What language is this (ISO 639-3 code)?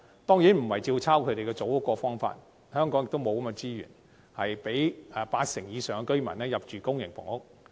yue